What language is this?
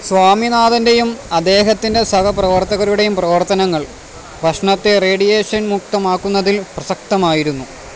Malayalam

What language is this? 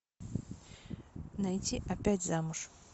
Russian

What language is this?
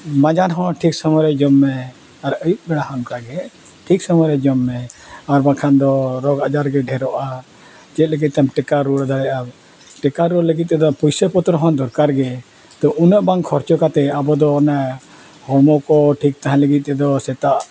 Santali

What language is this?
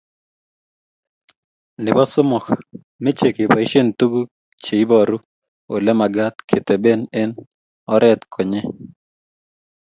Kalenjin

